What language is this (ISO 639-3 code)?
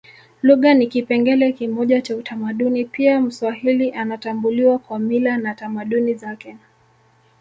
swa